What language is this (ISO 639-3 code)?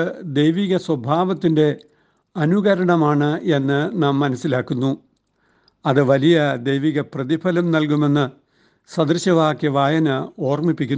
mal